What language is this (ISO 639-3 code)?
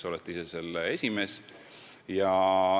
est